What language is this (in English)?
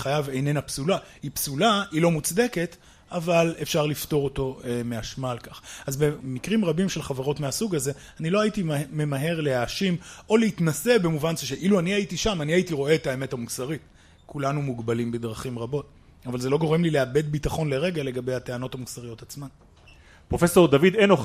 Hebrew